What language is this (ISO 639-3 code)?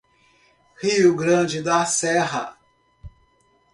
por